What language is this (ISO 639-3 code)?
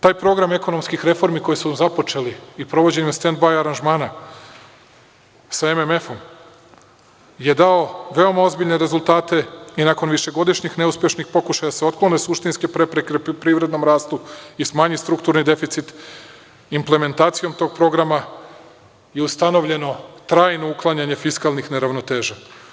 srp